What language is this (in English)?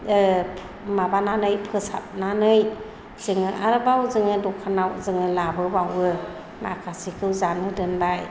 Bodo